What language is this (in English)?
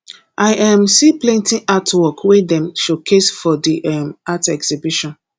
Nigerian Pidgin